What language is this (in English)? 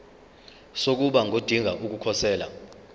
Zulu